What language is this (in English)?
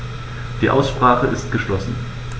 German